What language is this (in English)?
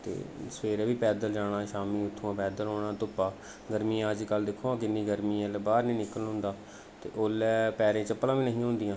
Dogri